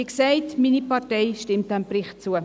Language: Swiss German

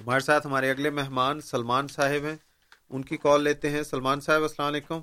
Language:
Urdu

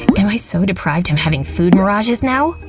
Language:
English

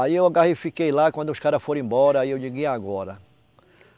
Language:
Portuguese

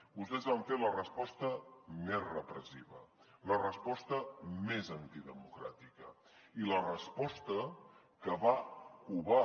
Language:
Catalan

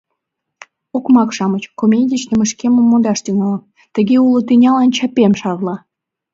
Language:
Mari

